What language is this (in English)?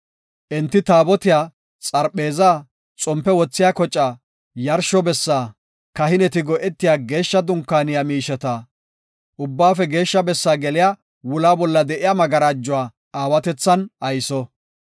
Gofa